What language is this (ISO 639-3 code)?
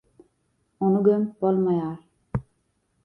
tuk